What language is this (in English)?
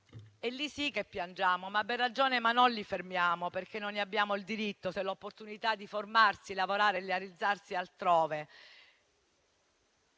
Italian